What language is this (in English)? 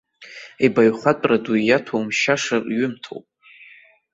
Abkhazian